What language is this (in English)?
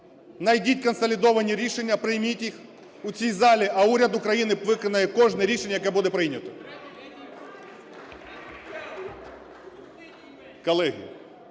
Ukrainian